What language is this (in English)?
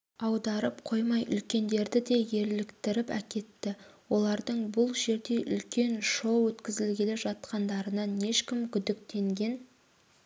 Kazakh